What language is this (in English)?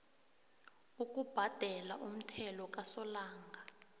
South Ndebele